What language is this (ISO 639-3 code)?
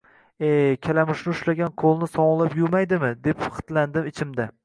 uzb